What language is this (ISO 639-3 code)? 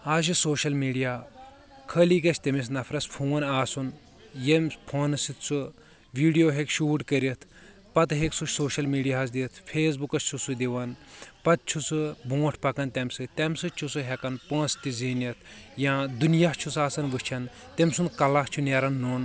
kas